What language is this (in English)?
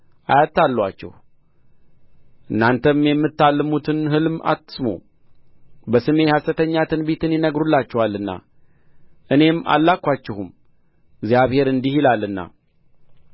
Amharic